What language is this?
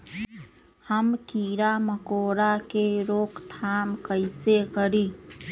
Magahi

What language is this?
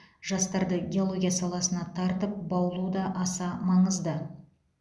Kazakh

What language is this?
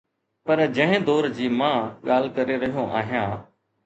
Sindhi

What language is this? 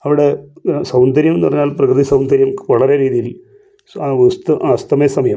Malayalam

